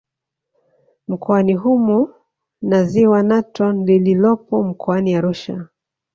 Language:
Swahili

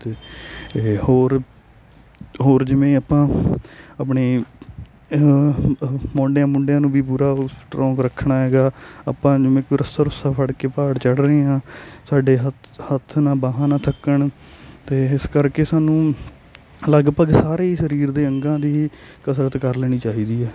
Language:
Punjabi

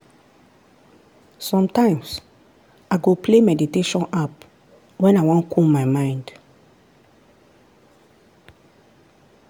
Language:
Nigerian Pidgin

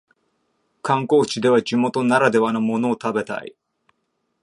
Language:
Japanese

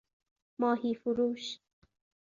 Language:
Persian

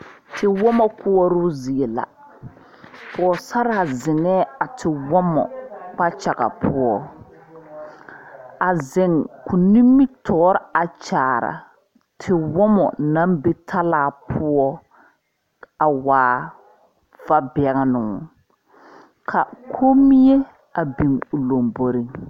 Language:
Southern Dagaare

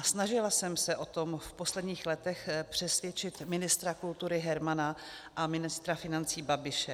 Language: Czech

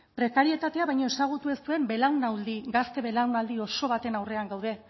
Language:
Basque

